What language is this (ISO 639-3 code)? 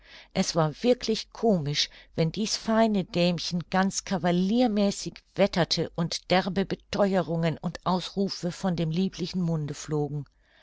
deu